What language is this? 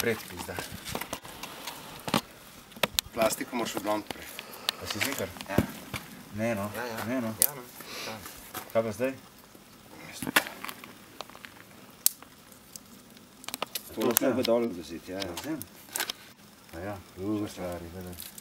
Latvian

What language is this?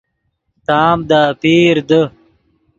Yidgha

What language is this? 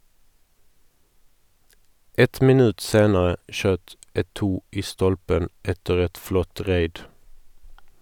Norwegian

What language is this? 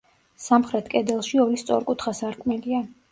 Georgian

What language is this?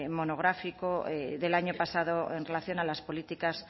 Spanish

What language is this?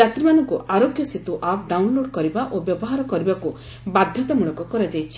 Odia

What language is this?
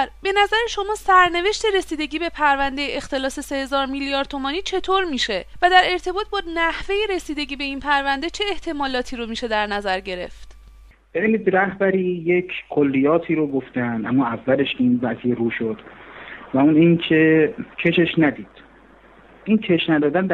Persian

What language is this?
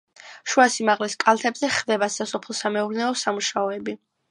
Georgian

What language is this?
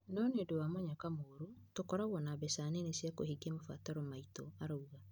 Kikuyu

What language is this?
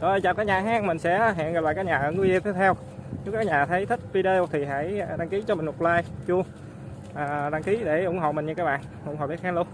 Vietnamese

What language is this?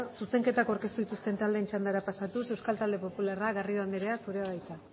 Basque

